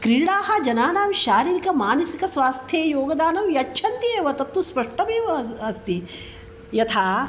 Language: Sanskrit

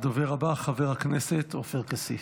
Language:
Hebrew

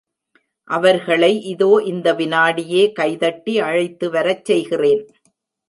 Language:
Tamil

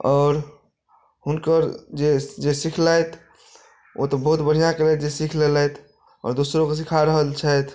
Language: Maithili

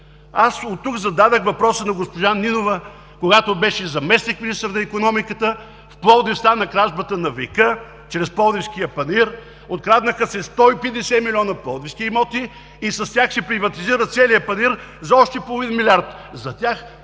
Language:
Bulgarian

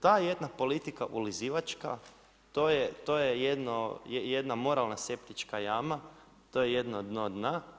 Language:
Croatian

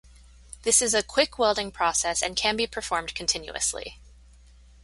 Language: English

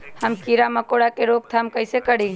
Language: Magahi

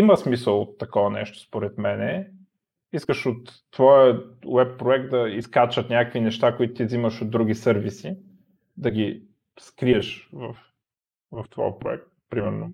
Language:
Bulgarian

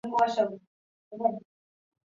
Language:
Chinese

